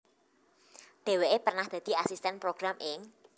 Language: Javanese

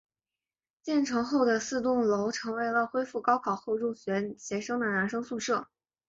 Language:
Chinese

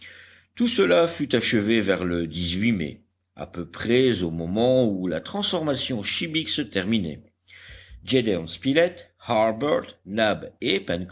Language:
French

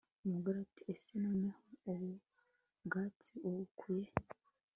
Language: Kinyarwanda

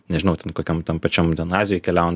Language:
Lithuanian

